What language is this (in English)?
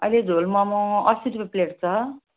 Nepali